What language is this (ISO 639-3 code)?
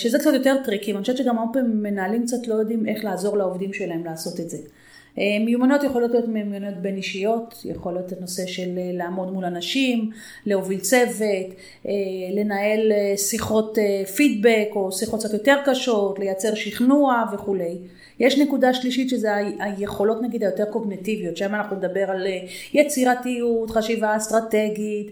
heb